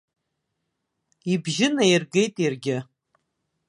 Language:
Abkhazian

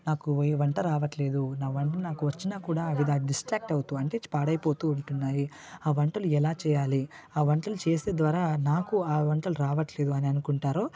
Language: Telugu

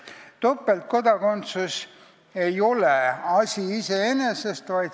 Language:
Estonian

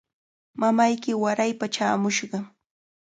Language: Cajatambo North Lima Quechua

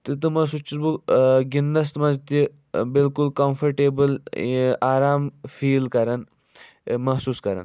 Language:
Kashmiri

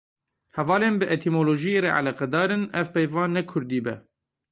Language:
Kurdish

